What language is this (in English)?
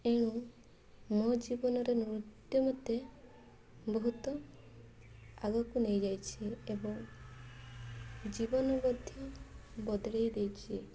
Odia